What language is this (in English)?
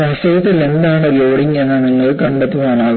Malayalam